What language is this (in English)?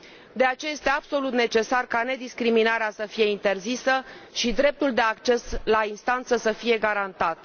Romanian